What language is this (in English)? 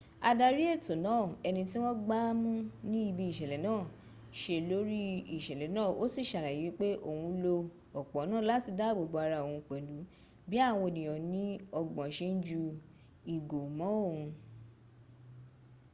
Yoruba